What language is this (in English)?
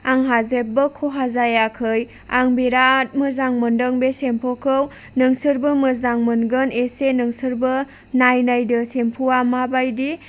Bodo